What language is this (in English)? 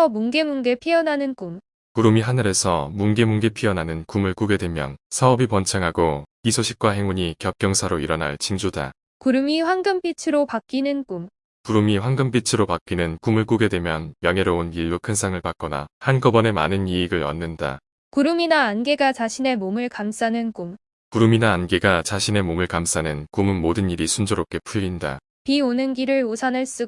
Korean